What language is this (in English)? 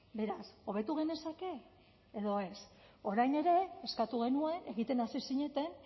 Basque